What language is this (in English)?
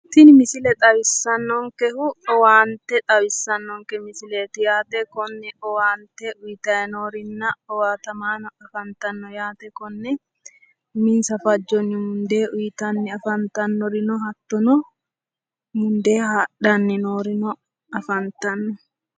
Sidamo